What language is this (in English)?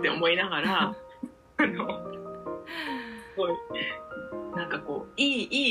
Japanese